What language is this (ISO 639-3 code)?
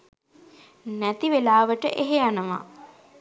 sin